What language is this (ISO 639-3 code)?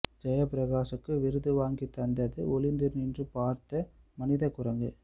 tam